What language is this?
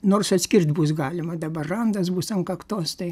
Lithuanian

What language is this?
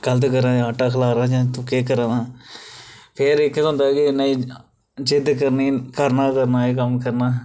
Dogri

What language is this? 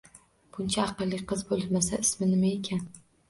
Uzbek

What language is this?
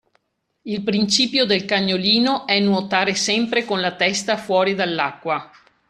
Italian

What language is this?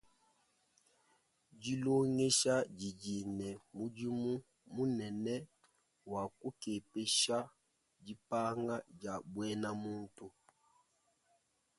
Luba-Lulua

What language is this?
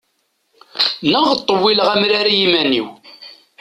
Kabyle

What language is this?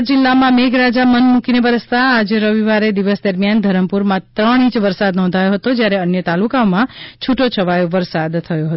Gujarati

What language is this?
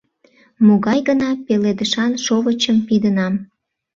Mari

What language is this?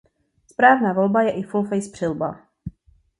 Czech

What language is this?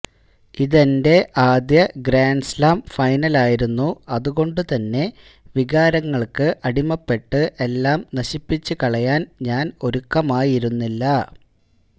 Malayalam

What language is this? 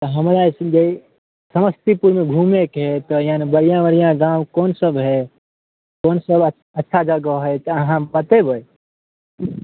Maithili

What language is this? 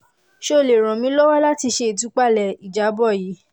Yoruba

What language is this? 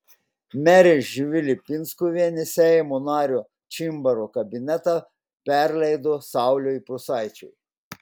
Lithuanian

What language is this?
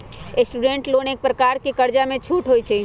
Magahi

